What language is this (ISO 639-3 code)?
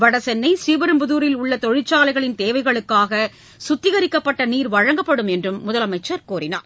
tam